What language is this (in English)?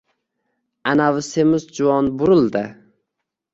Uzbek